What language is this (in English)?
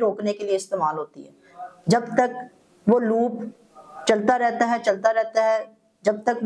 Hindi